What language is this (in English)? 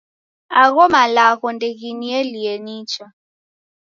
Taita